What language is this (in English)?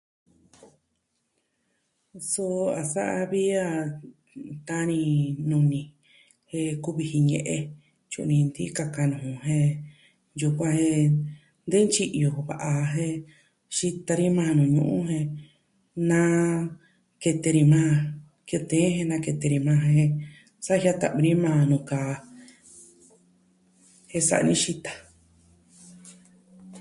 Southwestern Tlaxiaco Mixtec